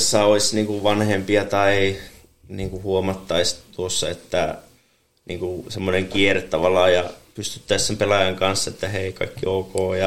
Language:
Finnish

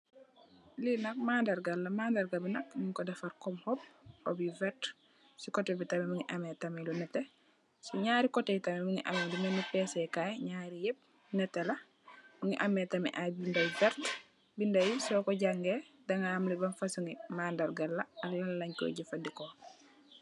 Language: Wolof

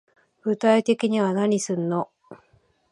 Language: Japanese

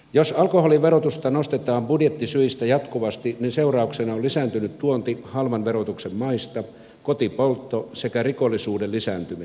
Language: Finnish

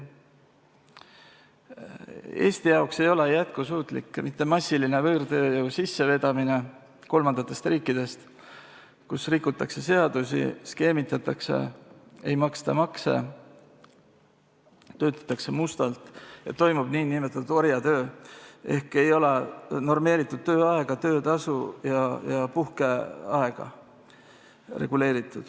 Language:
Estonian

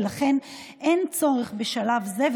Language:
Hebrew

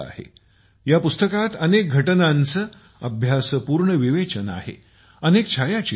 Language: Marathi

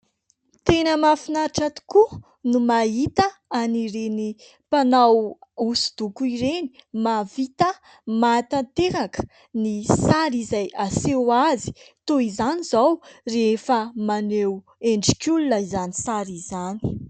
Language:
Malagasy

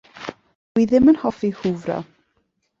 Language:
Welsh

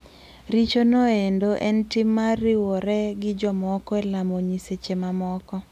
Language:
Luo (Kenya and Tanzania)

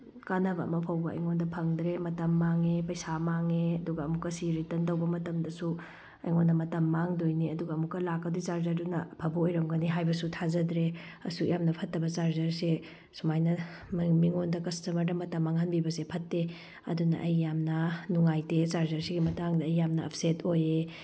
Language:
Manipuri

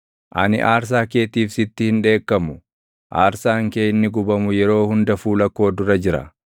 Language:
Oromo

